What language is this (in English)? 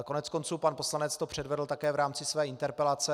Czech